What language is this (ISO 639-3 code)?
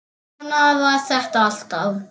isl